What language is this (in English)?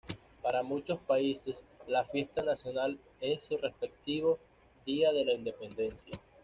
Spanish